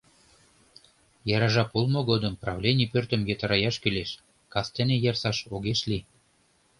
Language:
Mari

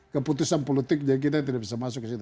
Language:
Indonesian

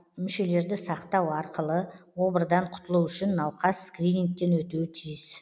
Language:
Kazakh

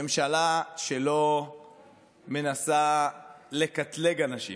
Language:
Hebrew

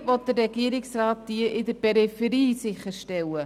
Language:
Swiss German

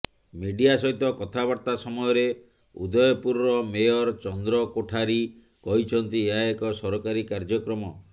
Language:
Odia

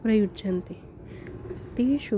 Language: Sanskrit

